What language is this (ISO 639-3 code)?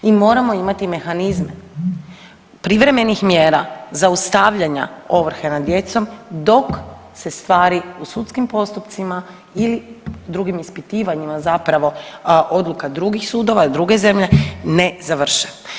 hrv